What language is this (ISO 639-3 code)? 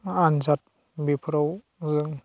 brx